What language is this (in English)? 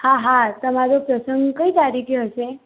Gujarati